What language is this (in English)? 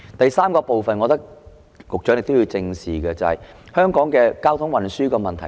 Cantonese